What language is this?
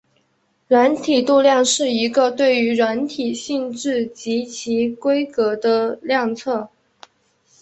Chinese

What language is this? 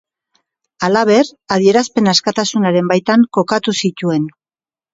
Basque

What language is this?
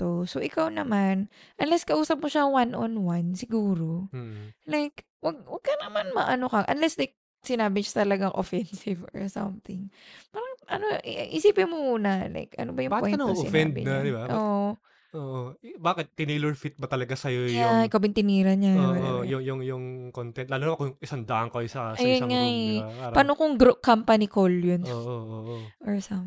Filipino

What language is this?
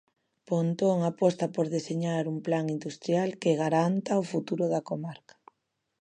Galician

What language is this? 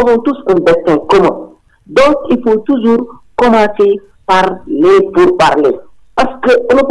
French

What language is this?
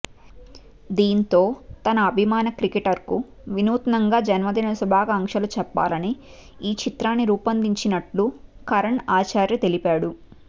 Telugu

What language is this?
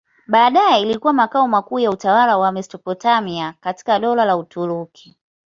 Swahili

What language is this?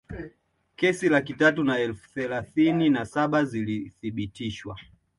Swahili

